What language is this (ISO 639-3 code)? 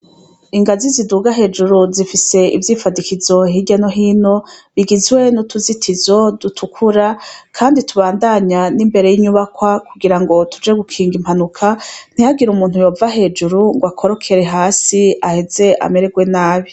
run